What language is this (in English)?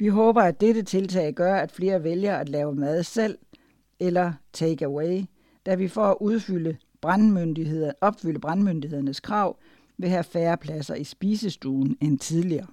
Danish